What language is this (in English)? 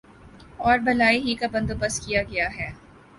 Urdu